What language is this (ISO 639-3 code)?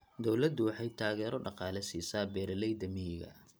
som